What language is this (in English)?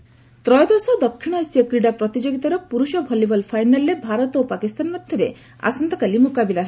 Odia